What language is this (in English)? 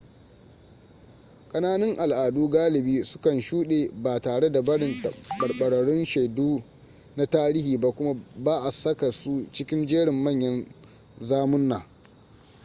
Hausa